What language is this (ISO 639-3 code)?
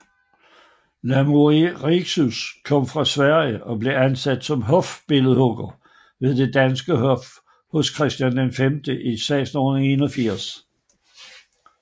dan